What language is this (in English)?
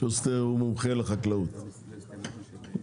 Hebrew